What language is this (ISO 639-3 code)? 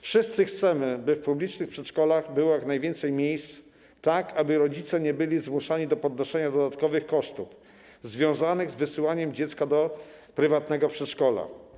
pol